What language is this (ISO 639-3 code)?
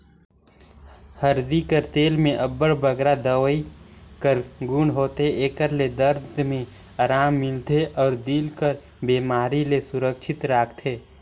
hne